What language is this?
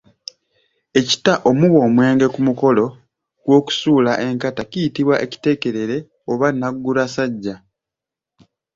Ganda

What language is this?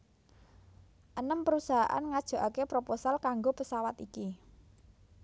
Javanese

